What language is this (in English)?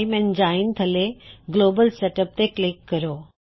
Punjabi